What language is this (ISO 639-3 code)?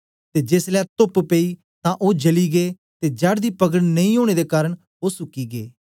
doi